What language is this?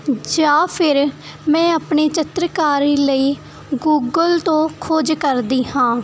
Punjabi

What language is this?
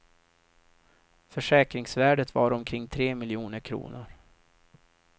Swedish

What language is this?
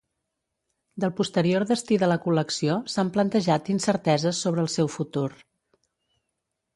Catalan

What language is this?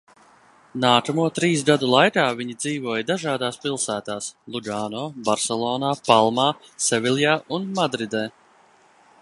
Latvian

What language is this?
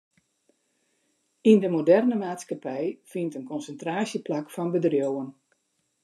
Western Frisian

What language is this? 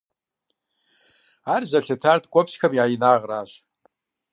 Kabardian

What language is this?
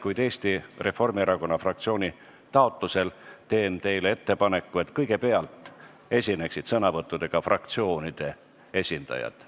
Estonian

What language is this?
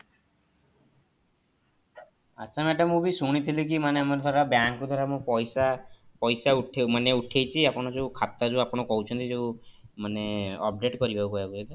Odia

